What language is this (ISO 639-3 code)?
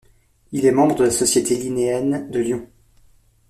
fra